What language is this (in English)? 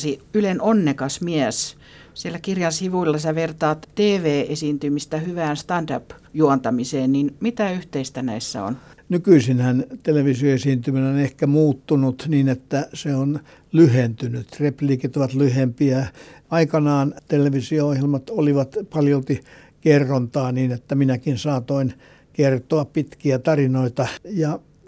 Finnish